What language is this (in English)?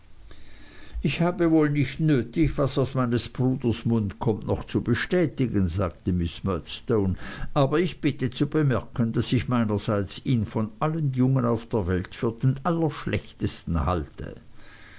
German